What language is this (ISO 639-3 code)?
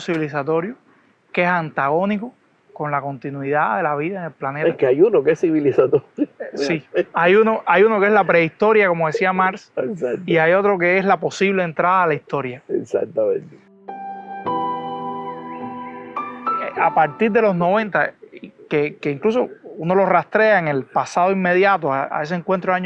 spa